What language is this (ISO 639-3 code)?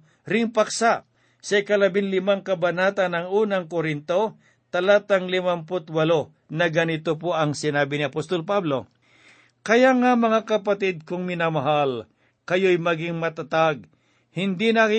fil